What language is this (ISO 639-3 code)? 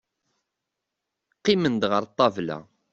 kab